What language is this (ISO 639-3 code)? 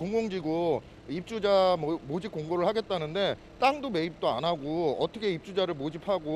kor